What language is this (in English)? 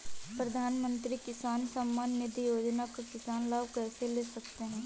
Hindi